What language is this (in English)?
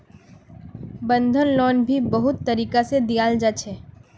Magahi